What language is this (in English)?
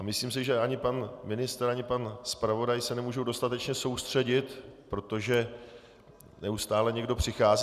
Czech